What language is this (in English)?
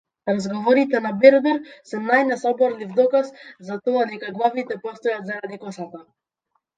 Macedonian